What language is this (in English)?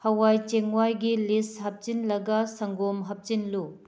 Manipuri